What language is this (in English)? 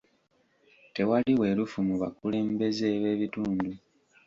Ganda